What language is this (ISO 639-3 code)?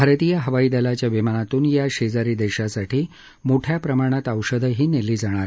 mar